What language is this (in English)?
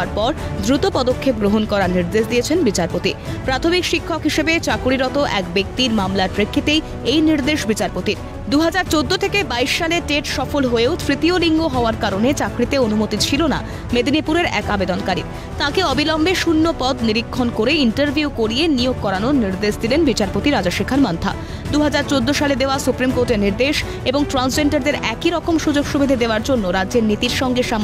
Bangla